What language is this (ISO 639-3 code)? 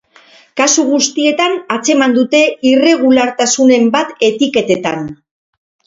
eus